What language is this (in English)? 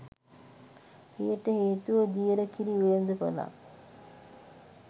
Sinhala